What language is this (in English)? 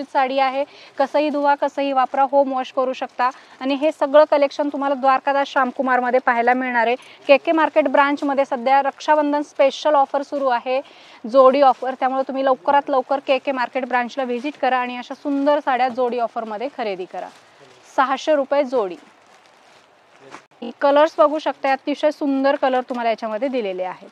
Marathi